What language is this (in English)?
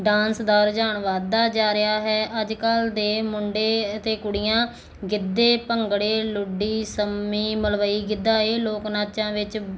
Punjabi